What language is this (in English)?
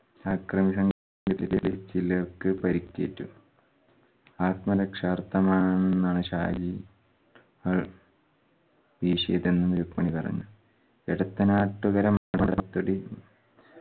Malayalam